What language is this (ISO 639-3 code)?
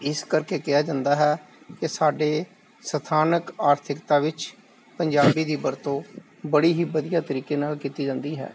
pan